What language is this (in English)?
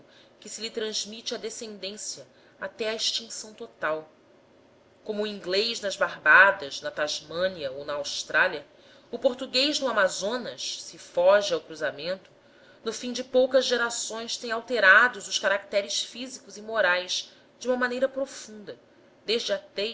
Portuguese